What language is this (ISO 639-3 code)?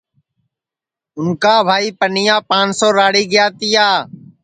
ssi